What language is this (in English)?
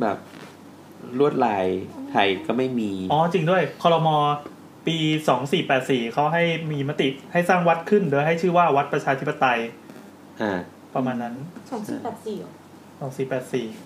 Thai